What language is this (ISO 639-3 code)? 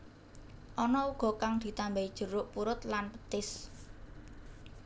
jav